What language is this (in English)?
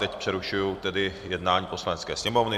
Czech